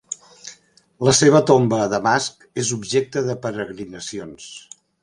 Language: Catalan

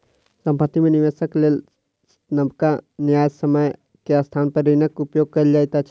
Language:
Maithili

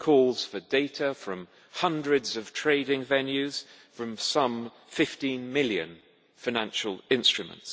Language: English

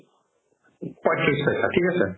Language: Assamese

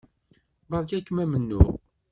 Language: Kabyle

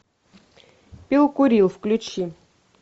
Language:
Russian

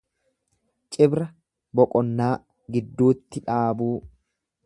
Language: Oromo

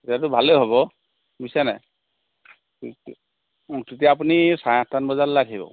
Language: Assamese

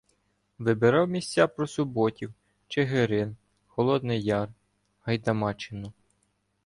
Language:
Ukrainian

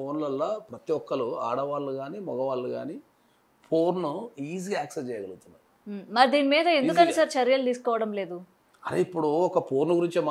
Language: Telugu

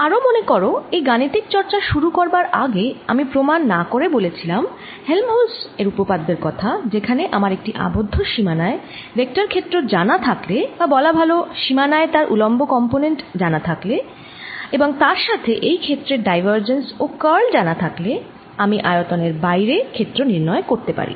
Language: Bangla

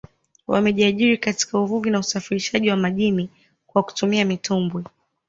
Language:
Swahili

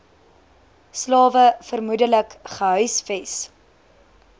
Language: Afrikaans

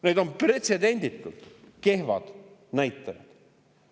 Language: Estonian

